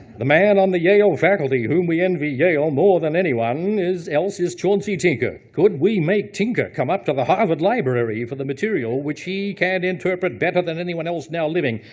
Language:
English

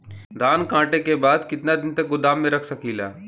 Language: Bhojpuri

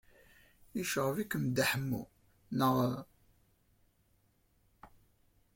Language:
Kabyle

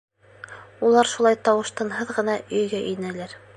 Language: Bashkir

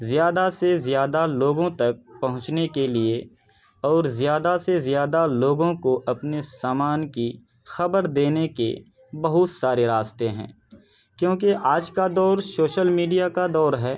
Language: Urdu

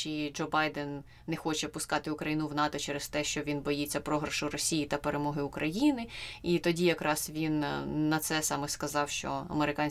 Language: Ukrainian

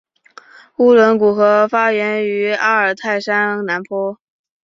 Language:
Chinese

